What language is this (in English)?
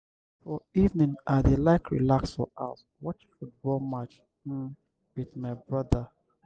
Nigerian Pidgin